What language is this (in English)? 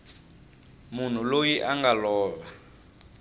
Tsonga